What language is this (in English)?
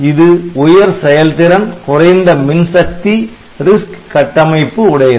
Tamil